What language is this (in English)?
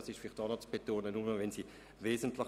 Swiss German